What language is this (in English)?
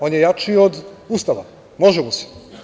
Serbian